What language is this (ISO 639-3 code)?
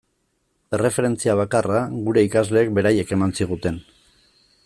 eus